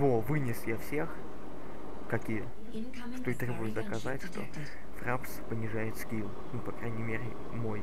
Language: Russian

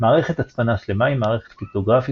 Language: Hebrew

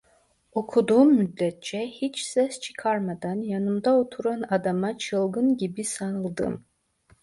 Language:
Turkish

